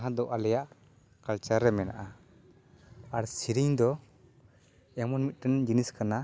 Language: Santali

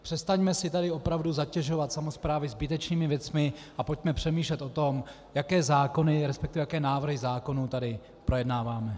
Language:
Czech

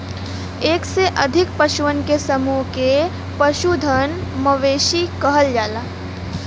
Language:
Bhojpuri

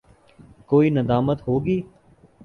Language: Urdu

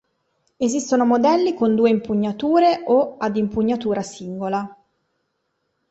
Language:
Italian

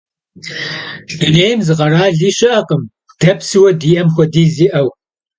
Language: Kabardian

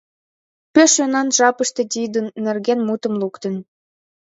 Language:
Mari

